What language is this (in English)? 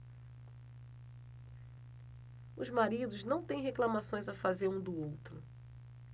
Portuguese